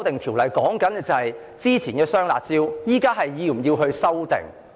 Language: Cantonese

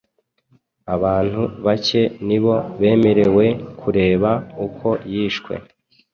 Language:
Kinyarwanda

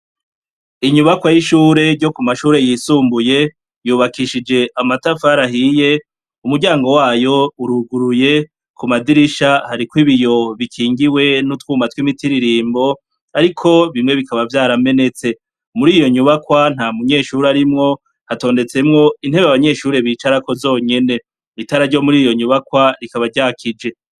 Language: Rundi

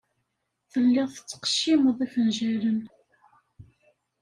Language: Kabyle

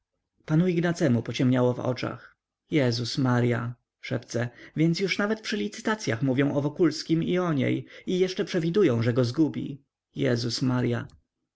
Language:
Polish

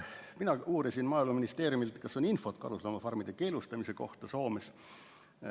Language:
Estonian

